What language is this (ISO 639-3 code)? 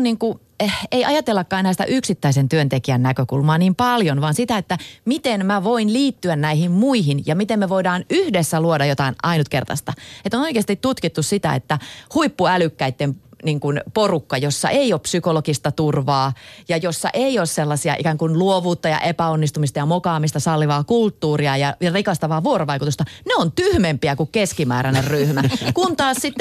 fin